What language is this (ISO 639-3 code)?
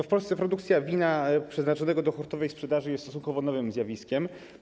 pol